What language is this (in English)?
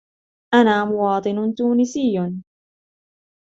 Arabic